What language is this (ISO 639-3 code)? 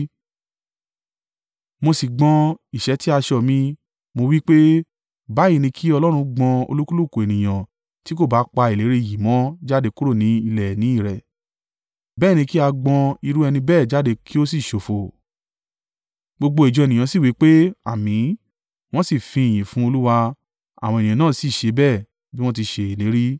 yor